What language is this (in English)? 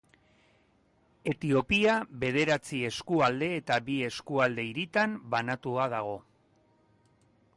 Basque